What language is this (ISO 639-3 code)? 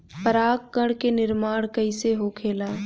bho